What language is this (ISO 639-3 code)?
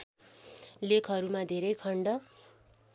nep